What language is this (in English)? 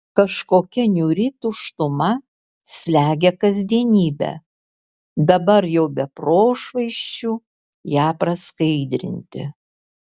Lithuanian